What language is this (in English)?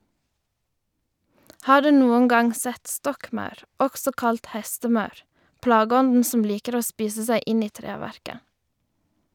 Norwegian